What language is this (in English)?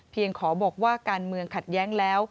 Thai